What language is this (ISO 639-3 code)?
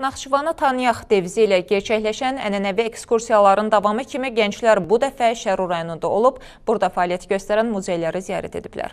tur